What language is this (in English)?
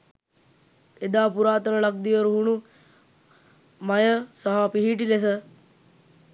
Sinhala